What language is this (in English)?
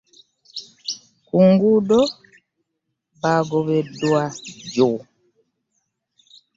Ganda